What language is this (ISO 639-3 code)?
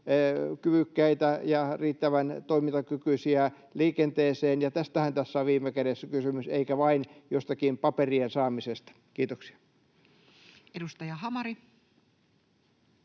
fin